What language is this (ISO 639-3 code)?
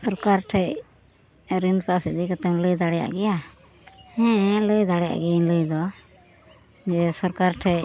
sat